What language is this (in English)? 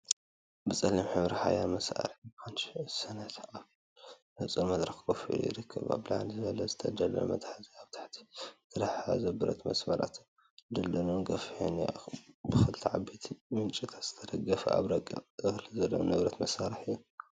Tigrinya